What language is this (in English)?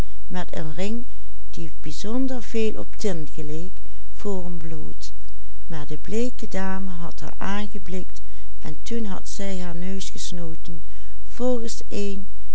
Dutch